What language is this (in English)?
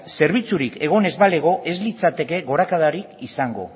Basque